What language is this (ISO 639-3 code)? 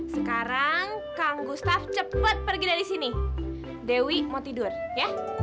ind